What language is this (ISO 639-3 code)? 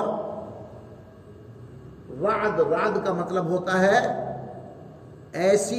urd